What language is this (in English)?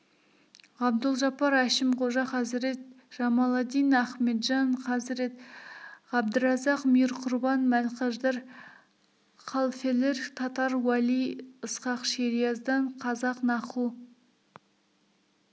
Kazakh